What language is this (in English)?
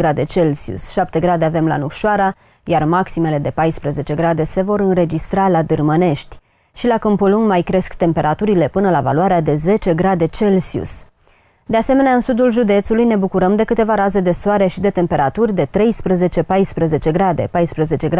Romanian